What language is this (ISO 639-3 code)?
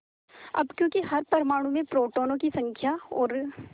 hin